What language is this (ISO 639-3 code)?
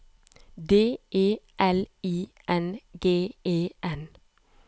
nor